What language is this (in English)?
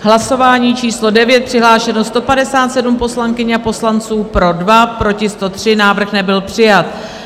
Czech